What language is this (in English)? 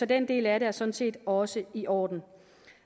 Danish